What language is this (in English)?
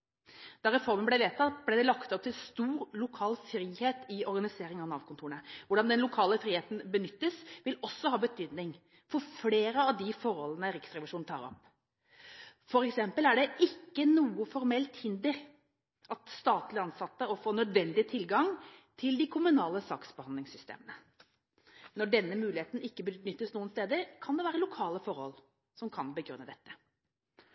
Norwegian Bokmål